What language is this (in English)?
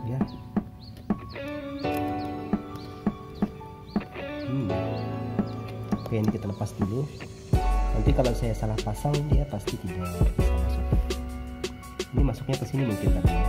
Indonesian